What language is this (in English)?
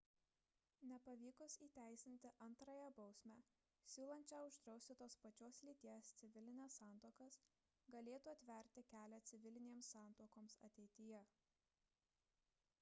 Lithuanian